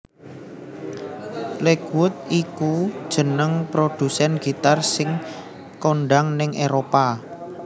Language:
Javanese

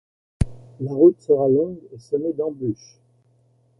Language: French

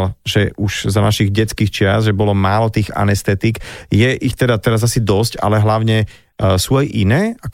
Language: Slovak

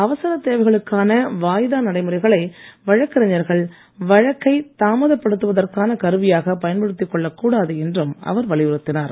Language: Tamil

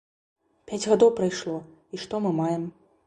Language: Belarusian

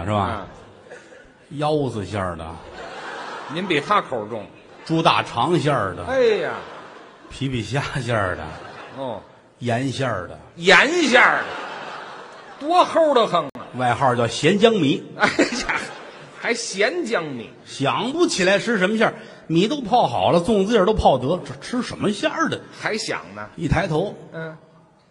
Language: Chinese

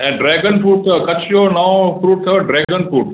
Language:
Sindhi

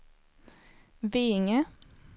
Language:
Swedish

